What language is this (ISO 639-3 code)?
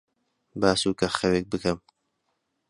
ckb